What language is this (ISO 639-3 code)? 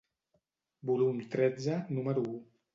cat